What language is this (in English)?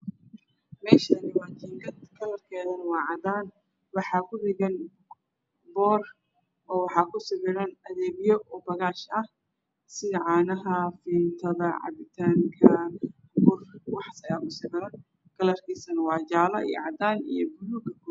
Somali